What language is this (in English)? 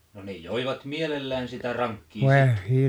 Finnish